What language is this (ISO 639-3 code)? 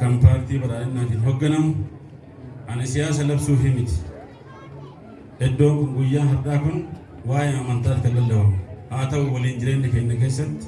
amh